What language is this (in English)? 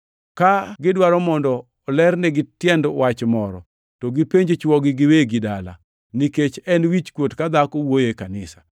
Luo (Kenya and Tanzania)